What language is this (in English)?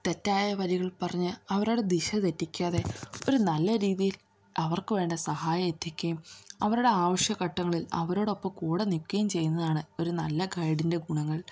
Malayalam